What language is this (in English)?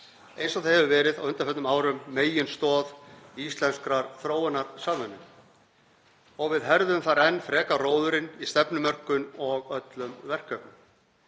Icelandic